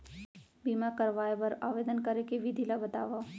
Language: Chhattisgarhi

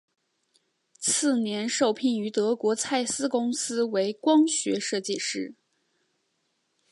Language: Chinese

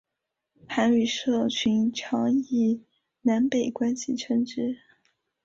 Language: Chinese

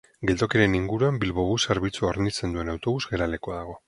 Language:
Basque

